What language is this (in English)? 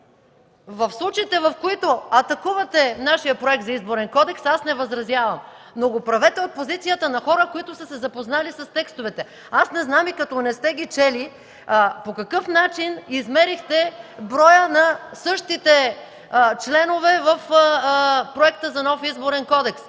Bulgarian